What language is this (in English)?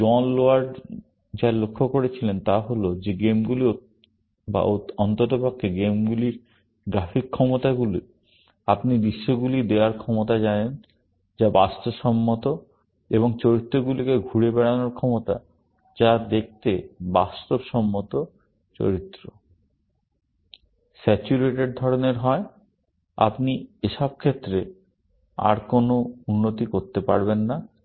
Bangla